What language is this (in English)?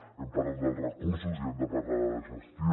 Catalan